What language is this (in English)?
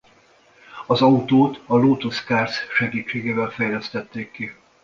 Hungarian